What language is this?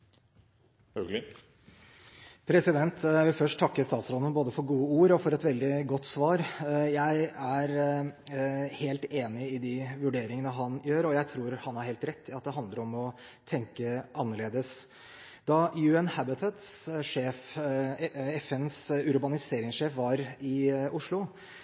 Norwegian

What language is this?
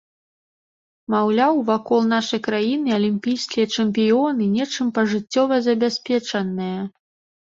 Belarusian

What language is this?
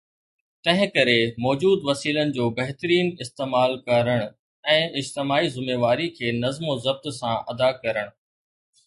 Sindhi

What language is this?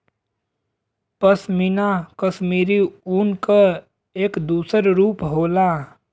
Bhojpuri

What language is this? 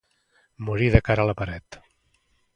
Catalan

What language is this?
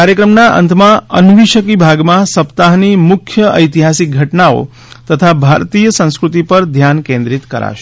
Gujarati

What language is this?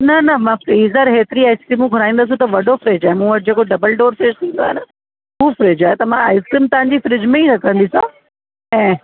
Sindhi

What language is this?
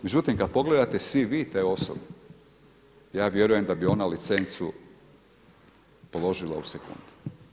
Croatian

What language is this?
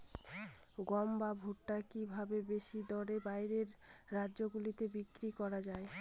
Bangla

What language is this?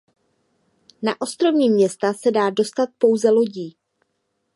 Czech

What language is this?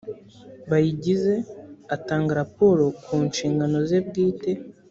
Kinyarwanda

